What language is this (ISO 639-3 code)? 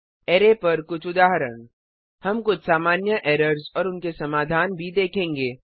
hin